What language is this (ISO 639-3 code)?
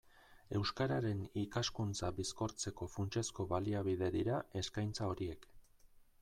eus